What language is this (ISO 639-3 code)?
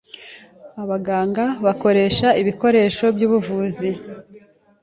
kin